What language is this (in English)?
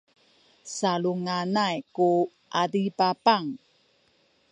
Sakizaya